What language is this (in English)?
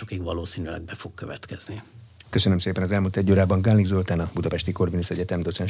Hungarian